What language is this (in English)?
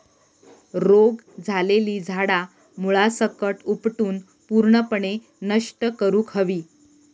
Marathi